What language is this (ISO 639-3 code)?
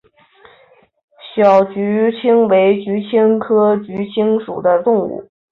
zho